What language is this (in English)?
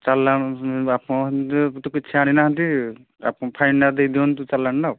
Odia